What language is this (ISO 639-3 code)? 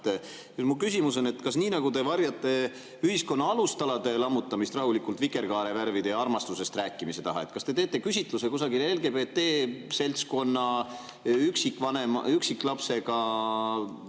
est